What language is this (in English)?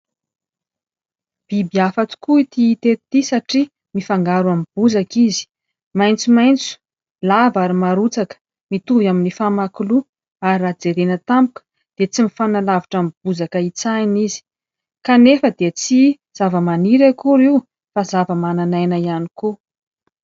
Malagasy